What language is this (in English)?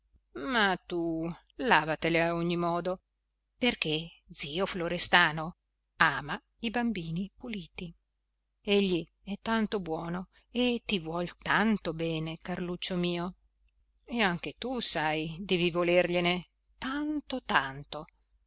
Italian